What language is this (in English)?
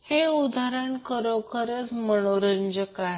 Marathi